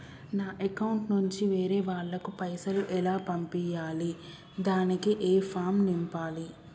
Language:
Telugu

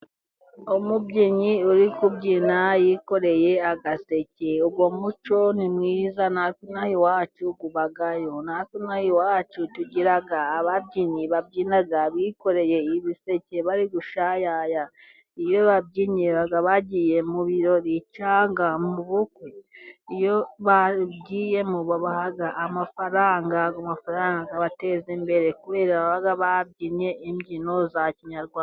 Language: Kinyarwanda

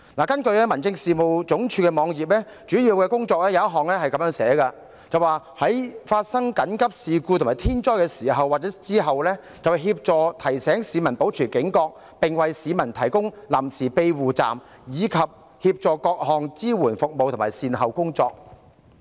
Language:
Cantonese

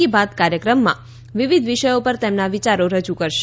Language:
Gujarati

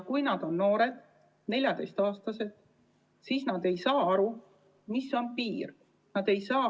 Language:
Estonian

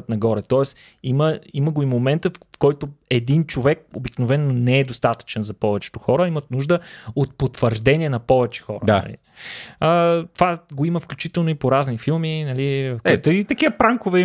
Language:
Bulgarian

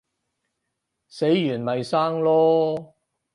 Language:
Cantonese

